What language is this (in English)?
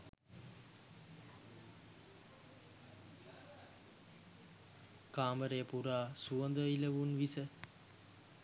Sinhala